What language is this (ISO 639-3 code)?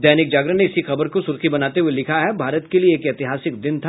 hin